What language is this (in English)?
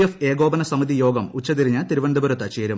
Malayalam